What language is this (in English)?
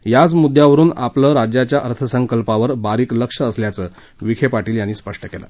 Marathi